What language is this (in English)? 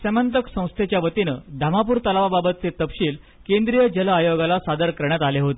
Marathi